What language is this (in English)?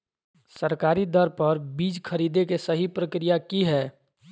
Magahi